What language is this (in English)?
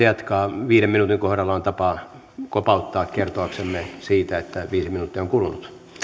Finnish